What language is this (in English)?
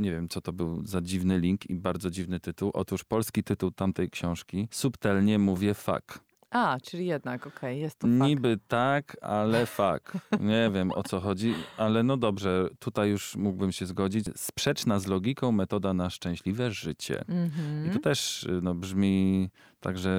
Polish